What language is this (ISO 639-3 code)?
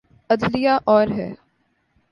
urd